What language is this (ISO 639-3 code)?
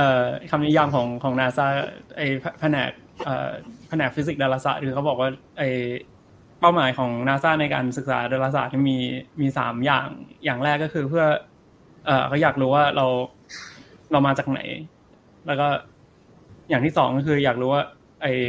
tha